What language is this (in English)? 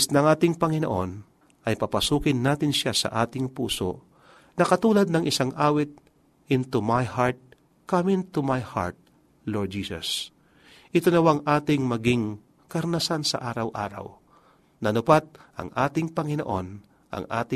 Filipino